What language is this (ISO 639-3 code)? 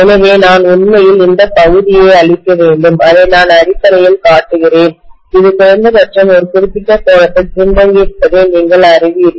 tam